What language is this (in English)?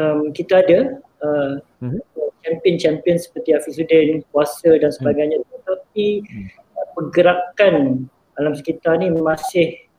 Malay